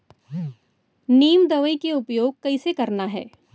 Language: Chhattisgarhi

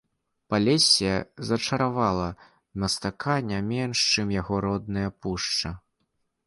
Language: Belarusian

